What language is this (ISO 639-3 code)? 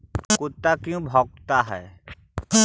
mag